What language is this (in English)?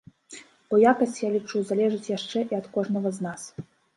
Belarusian